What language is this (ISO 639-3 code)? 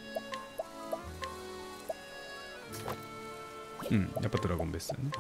jpn